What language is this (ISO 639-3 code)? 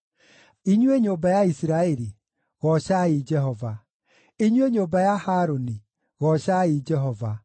kik